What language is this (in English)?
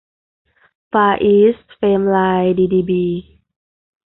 Thai